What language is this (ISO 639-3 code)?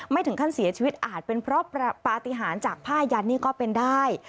tha